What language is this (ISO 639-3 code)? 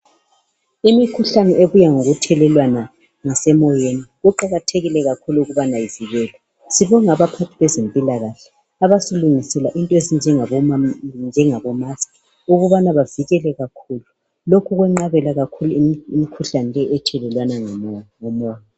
nde